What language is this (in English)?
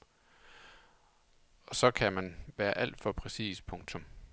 Danish